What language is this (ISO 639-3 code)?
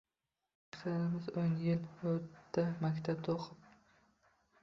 uzb